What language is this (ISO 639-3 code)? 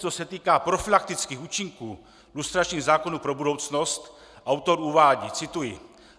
ces